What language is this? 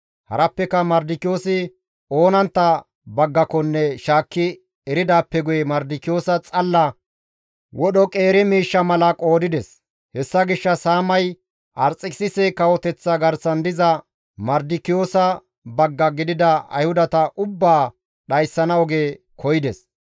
Gamo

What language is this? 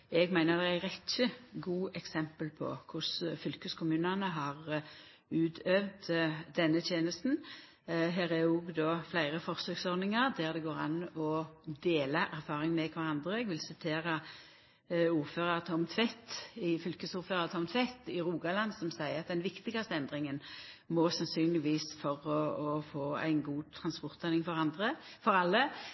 Norwegian Nynorsk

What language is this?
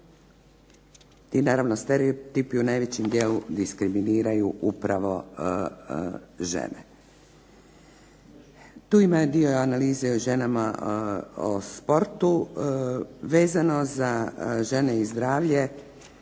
Croatian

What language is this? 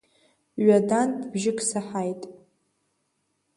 Abkhazian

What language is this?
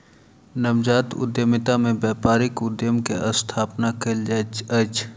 Maithili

